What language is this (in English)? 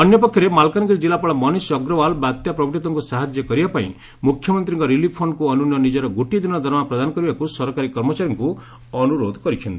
Odia